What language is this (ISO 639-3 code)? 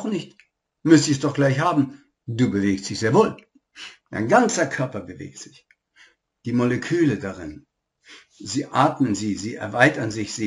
deu